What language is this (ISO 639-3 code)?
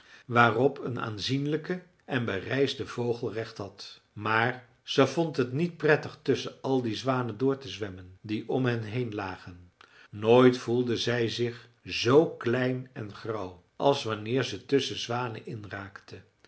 nld